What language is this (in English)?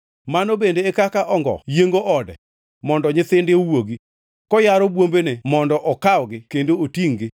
Luo (Kenya and Tanzania)